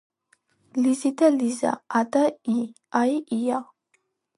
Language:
Georgian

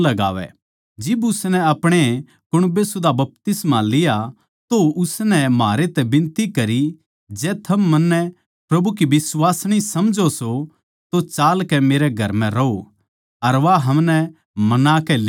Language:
Haryanvi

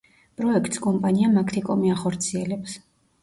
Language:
Georgian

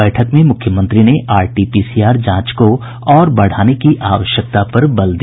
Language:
Hindi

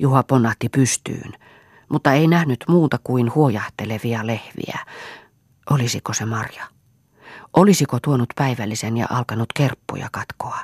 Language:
Finnish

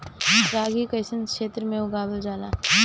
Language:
Bhojpuri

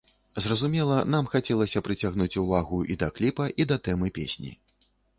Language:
Belarusian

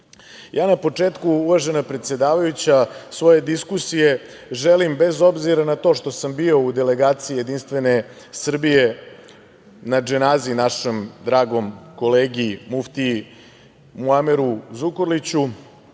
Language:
Serbian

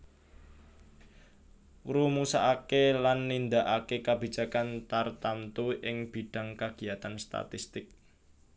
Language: Javanese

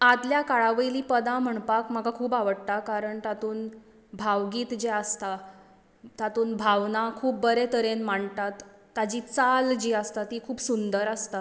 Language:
Konkani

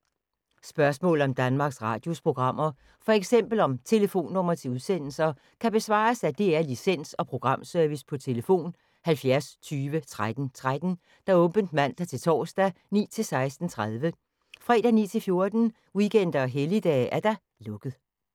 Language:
Danish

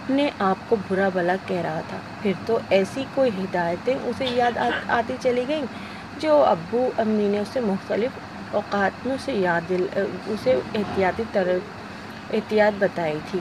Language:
Urdu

